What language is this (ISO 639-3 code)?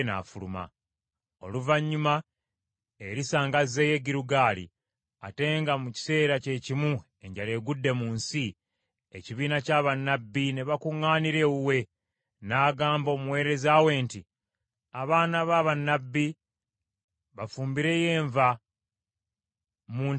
lug